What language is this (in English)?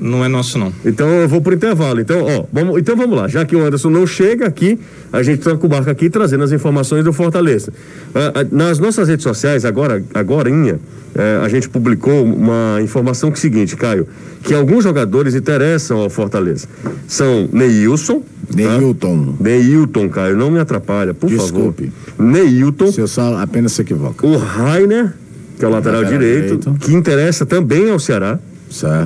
Portuguese